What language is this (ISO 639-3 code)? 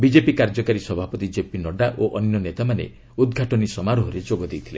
ori